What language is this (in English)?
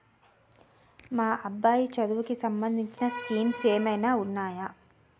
Telugu